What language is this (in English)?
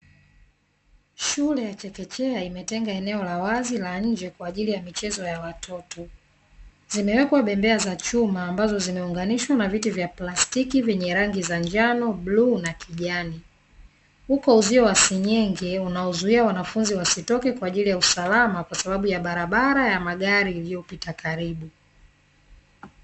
Swahili